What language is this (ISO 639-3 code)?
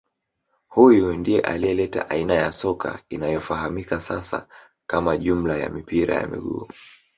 swa